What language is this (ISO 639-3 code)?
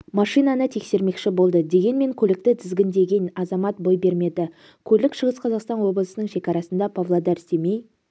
kaz